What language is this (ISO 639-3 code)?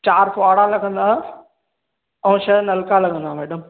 snd